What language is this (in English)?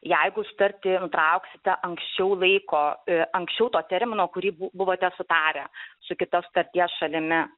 Lithuanian